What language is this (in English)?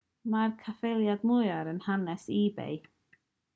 Welsh